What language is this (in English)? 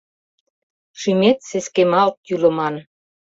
Mari